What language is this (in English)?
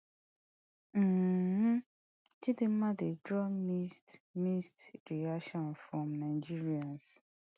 Nigerian Pidgin